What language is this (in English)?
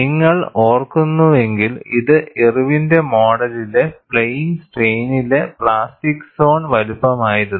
Malayalam